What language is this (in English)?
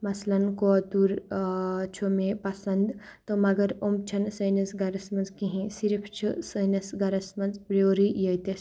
Kashmiri